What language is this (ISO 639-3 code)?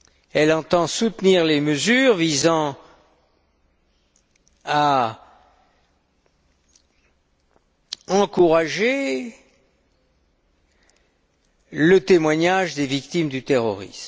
fra